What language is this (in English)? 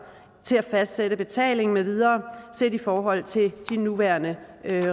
Danish